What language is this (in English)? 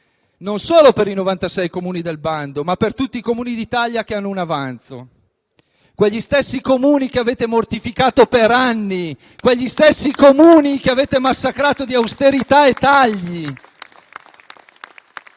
Italian